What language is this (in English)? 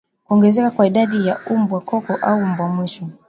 Swahili